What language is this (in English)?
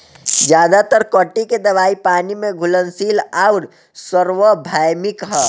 Bhojpuri